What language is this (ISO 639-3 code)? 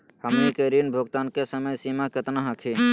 mag